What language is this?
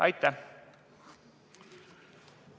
Estonian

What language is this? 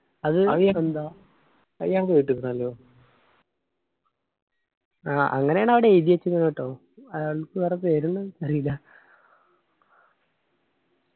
Malayalam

